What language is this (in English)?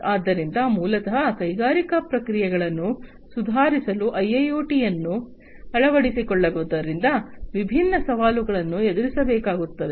Kannada